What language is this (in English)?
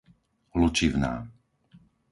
Slovak